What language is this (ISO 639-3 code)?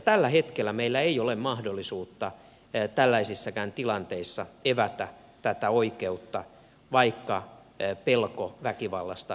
fin